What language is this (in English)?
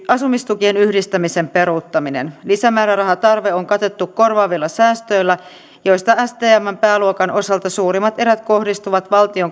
Finnish